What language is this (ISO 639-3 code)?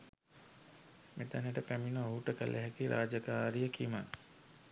sin